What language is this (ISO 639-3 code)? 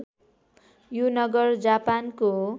nep